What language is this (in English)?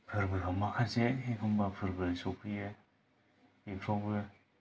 Bodo